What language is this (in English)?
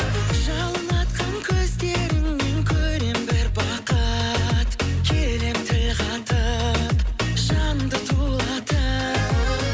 Kazakh